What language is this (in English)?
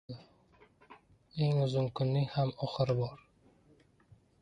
Uzbek